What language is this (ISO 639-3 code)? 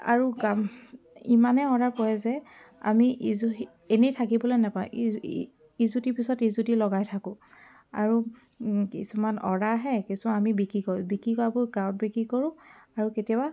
asm